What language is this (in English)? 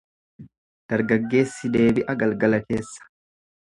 Oromo